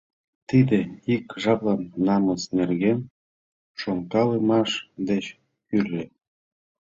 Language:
Mari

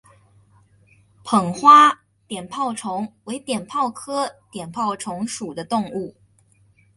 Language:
Chinese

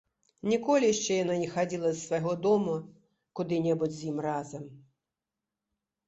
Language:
Belarusian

